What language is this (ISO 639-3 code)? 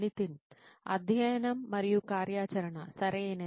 tel